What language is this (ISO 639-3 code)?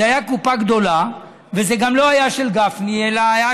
heb